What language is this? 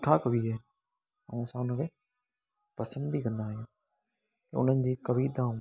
Sindhi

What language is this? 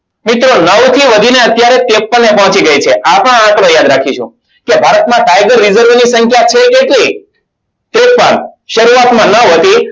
Gujarati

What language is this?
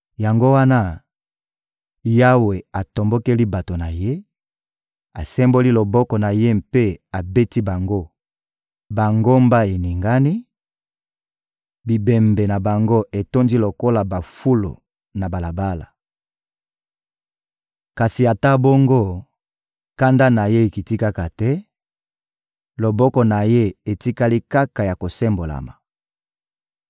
Lingala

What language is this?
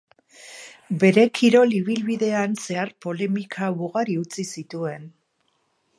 Basque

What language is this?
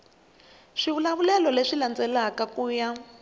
Tsonga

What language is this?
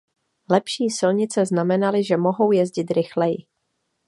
Czech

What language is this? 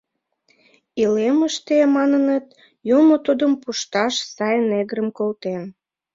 Mari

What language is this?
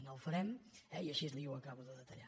Catalan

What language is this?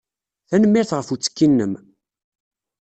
Kabyle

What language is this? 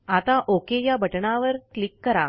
Marathi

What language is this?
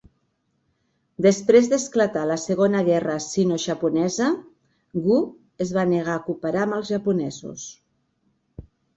Catalan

